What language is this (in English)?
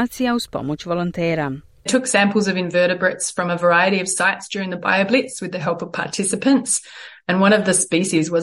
Croatian